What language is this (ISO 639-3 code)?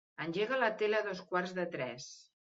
cat